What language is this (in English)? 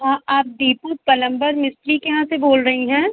Hindi